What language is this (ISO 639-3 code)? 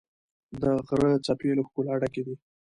pus